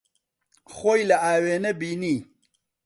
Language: Central Kurdish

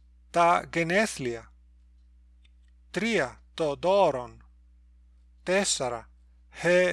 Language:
Greek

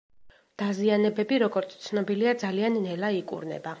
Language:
Georgian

